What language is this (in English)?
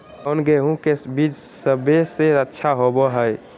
Magahi